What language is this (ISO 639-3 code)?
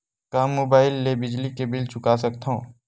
hne